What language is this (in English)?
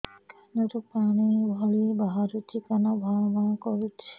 Odia